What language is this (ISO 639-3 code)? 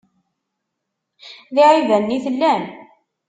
kab